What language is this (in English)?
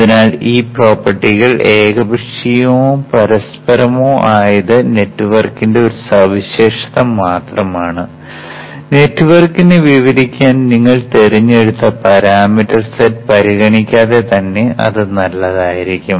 Malayalam